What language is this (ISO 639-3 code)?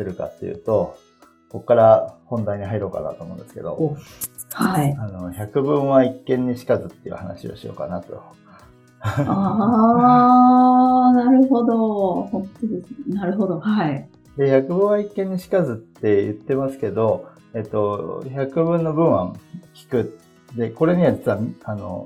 jpn